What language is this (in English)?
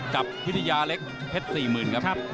Thai